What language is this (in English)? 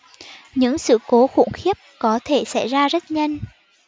Vietnamese